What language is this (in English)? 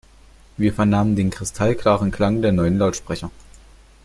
German